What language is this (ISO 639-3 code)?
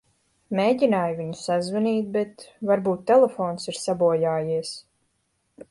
lav